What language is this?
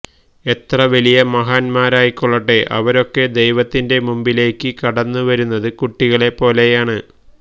Malayalam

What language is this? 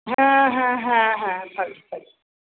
Bangla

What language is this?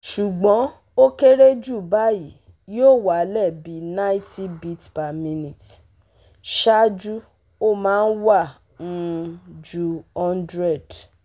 Yoruba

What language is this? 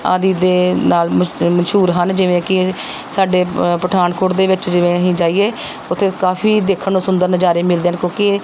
Punjabi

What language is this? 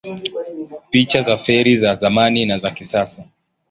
Swahili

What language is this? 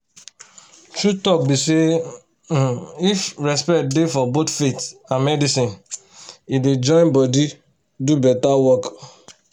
Nigerian Pidgin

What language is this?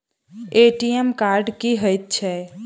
Maithili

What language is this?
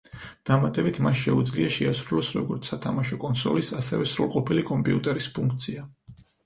Georgian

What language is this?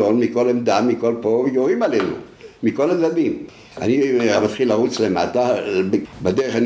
Hebrew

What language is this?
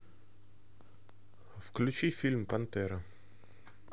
Russian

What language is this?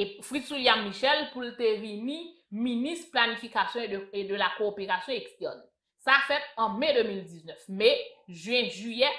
French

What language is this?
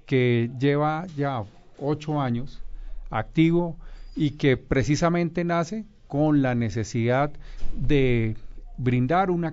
Spanish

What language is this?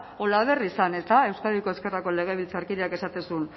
Basque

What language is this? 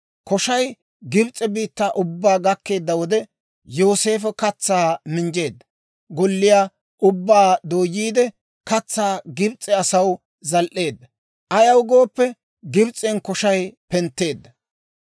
Dawro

